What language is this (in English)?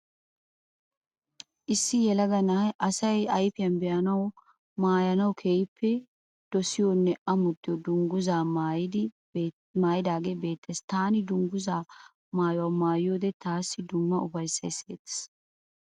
Wolaytta